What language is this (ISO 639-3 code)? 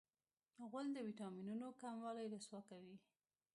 pus